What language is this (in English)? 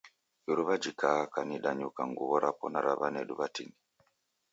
Taita